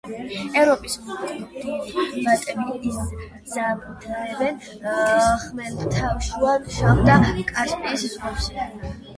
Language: Georgian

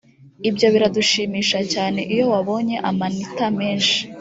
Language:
Kinyarwanda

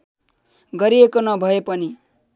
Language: Nepali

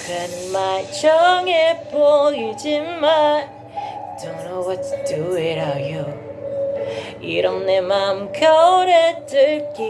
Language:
Japanese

